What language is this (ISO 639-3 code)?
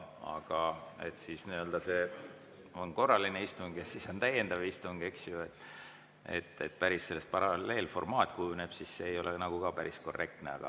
est